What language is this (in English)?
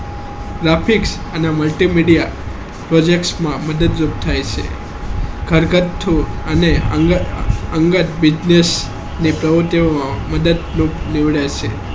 Gujarati